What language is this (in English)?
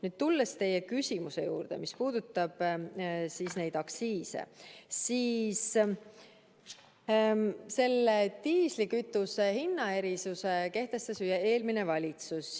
Estonian